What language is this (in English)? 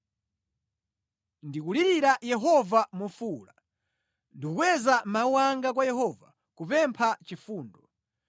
Nyanja